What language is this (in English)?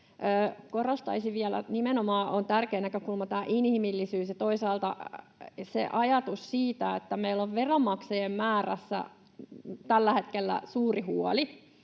Finnish